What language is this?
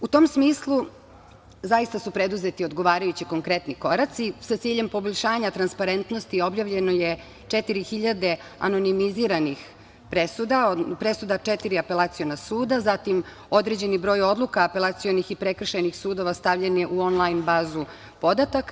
Serbian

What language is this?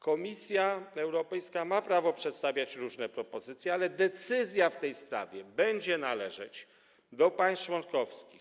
Polish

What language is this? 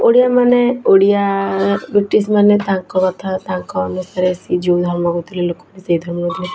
Odia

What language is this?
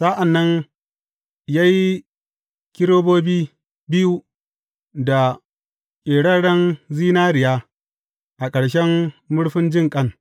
Hausa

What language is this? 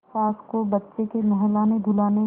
Hindi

